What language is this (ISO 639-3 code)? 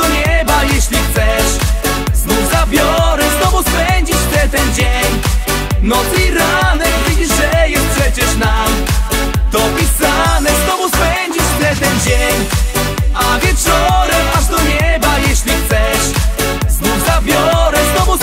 pol